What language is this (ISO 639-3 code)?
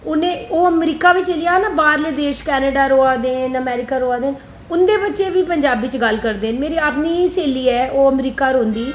doi